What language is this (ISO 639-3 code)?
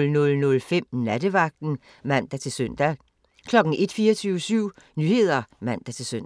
dan